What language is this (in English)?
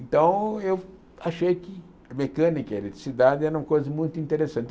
Portuguese